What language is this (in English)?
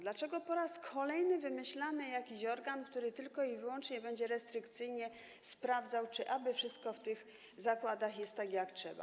Polish